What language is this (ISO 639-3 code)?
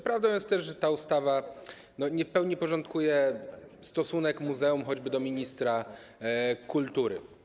pol